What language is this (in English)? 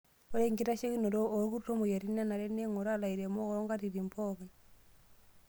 Masai